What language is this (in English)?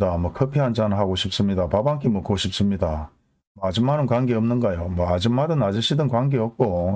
Korean